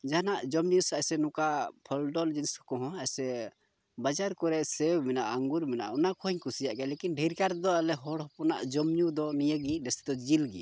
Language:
Santali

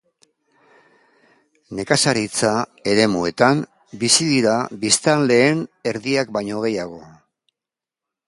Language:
Basque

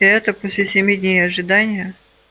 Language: Russian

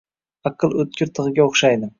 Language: Uzbek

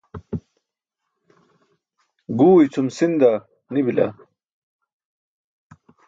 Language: Burushaski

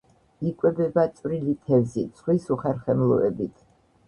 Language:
Georgian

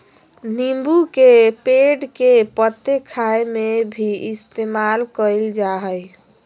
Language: Magahi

